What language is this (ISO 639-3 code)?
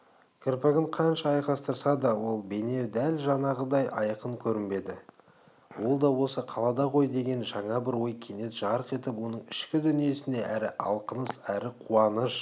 kaz